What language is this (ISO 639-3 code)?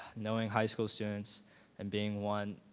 eng